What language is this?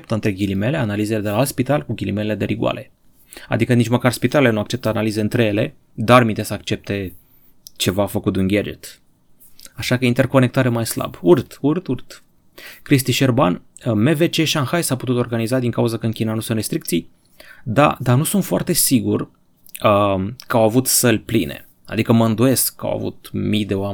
Romanian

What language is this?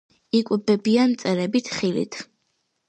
Georgian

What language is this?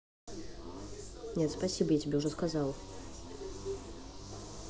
Russian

